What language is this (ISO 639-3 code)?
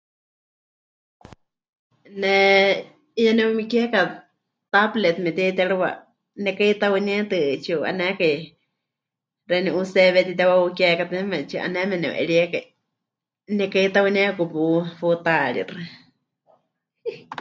hch